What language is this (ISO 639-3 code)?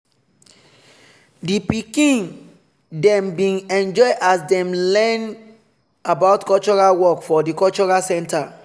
pcm